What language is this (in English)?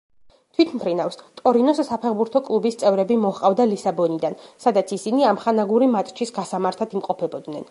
Georgian